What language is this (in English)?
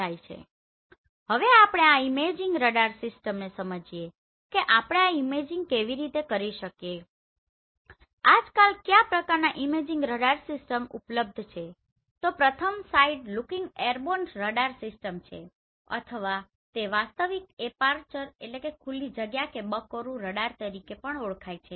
Gujarati